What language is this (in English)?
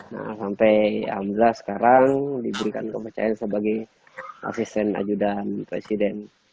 Indonesian